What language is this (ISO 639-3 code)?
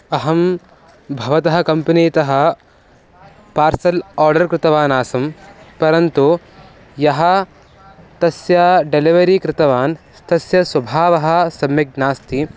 san